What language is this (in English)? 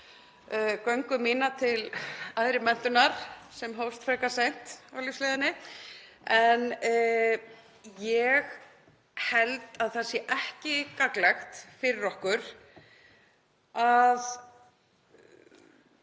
Icelandic